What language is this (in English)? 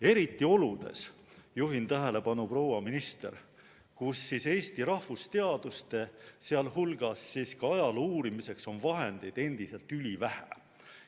Estonian